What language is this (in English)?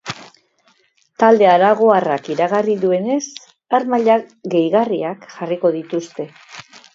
Basque